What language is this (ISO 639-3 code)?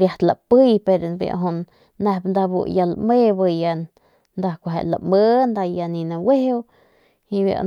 pmq